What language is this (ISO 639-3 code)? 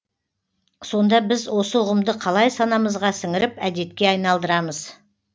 kaz